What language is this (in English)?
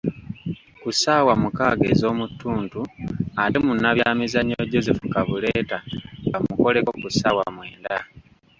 Ganda